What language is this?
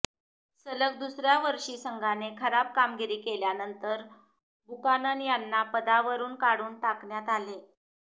Marathi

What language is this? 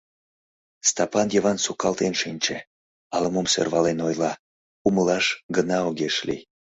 Mari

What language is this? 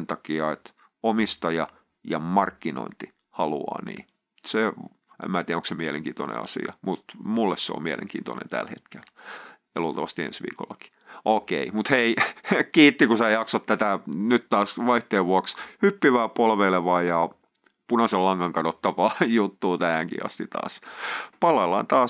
Finnish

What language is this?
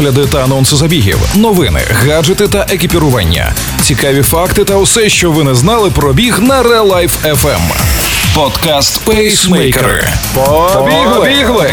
Ukrainian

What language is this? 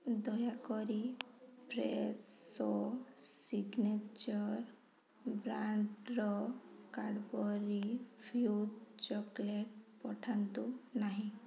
Odia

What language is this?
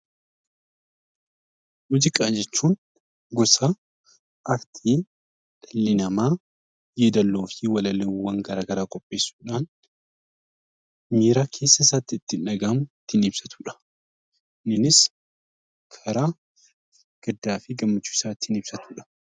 Oromo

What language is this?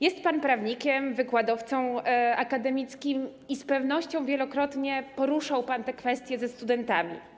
Polish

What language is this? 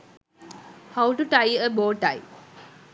Sinhala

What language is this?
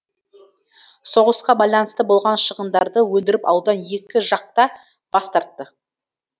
Kazakh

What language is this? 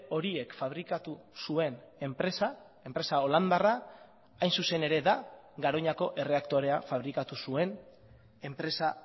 Basque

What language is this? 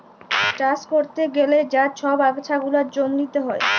Bangla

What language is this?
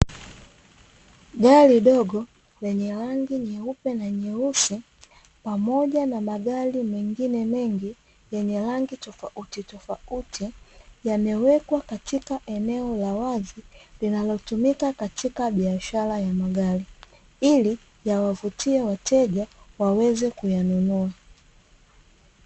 Swahili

